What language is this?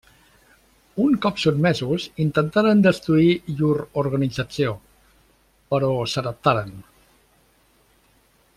Catalan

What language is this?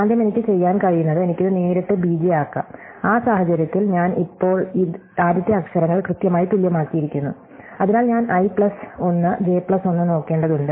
Malayalam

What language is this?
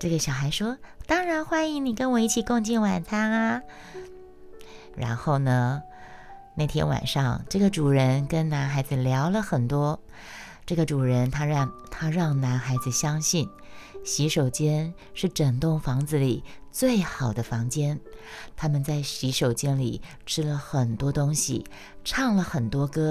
Chinese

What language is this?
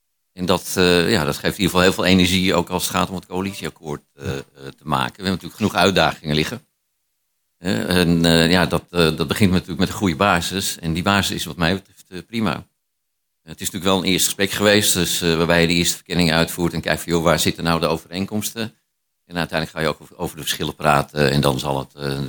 Dutch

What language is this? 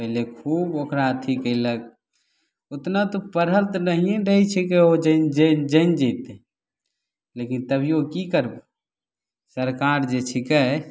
Maithili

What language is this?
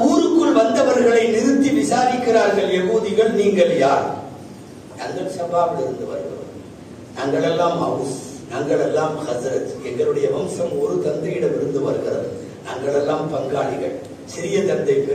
Arabic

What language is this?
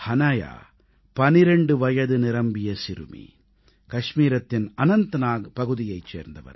Tamil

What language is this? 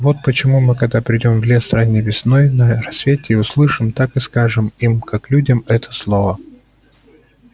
Russian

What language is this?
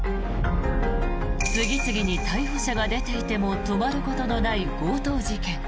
Japanese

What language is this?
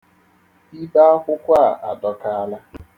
Igbo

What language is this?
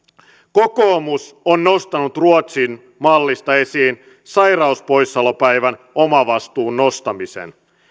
Finnish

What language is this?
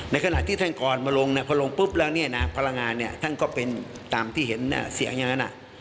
Thai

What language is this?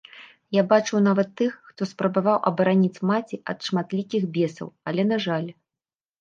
Belarusian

